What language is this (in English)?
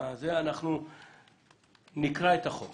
Hebrew